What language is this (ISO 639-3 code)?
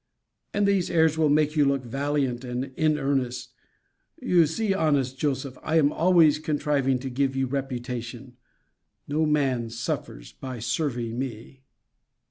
eng